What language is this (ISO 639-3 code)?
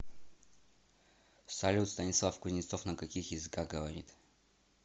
rus